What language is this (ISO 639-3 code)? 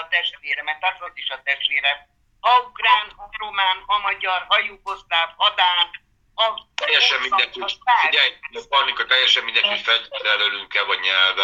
hun